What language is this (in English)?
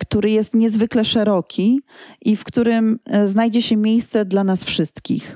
Polish